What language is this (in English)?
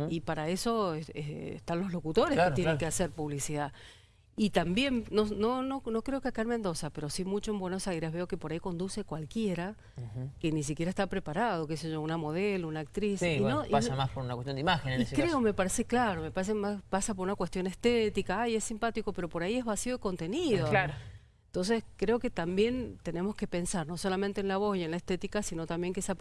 Spanish